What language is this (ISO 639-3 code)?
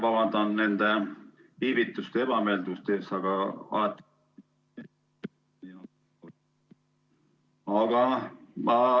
est